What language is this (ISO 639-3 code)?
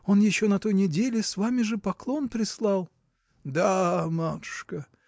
rus